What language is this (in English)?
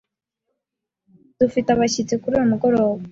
Kinyarwanda